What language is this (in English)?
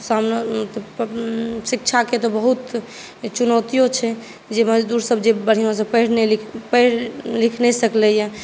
Maithili